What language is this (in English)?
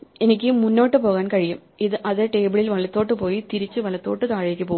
Malayalam